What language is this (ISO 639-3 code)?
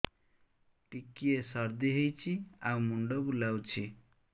ori